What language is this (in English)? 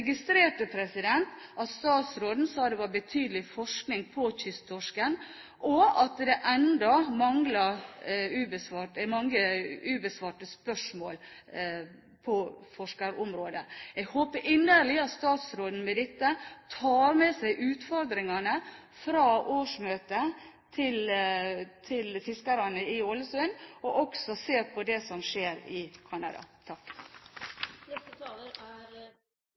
Norwegian